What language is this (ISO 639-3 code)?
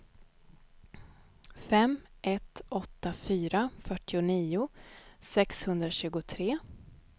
swe